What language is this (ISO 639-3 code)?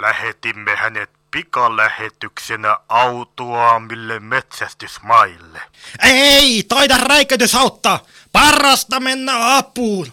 fin